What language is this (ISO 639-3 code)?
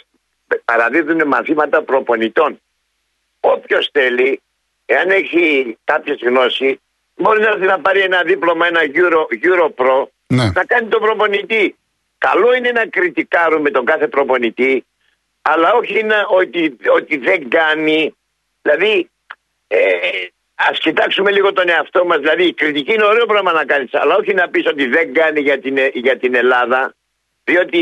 ell